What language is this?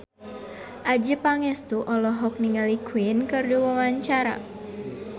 Sundanese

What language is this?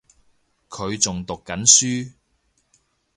Cantonese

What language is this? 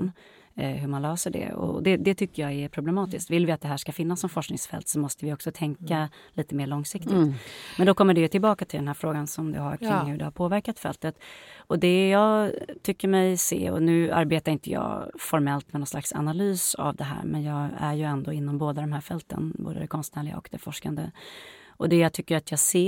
Swedish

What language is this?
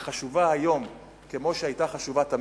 Hebrew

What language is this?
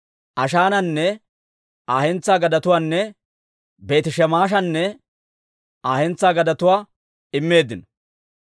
Dawro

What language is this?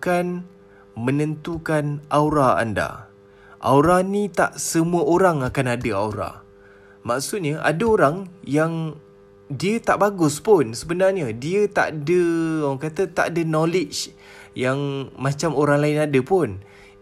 Malay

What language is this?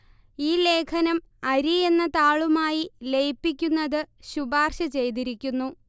Malayalam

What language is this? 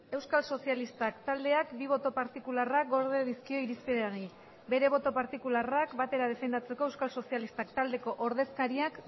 Basque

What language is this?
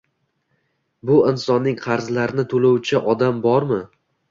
Uzbek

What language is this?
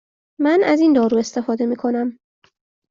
Persian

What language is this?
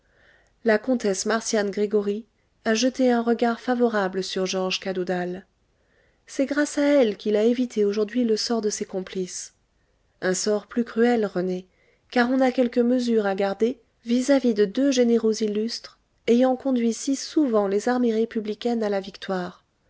French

